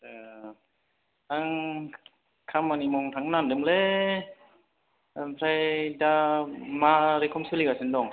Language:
Bodo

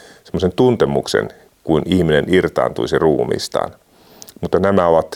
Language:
Finnish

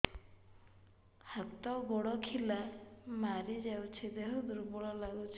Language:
Odia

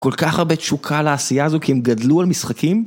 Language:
Hebrew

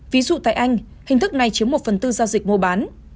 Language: Vietnamese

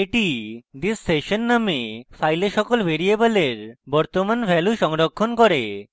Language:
Bangla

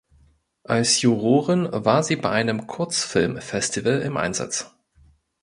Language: German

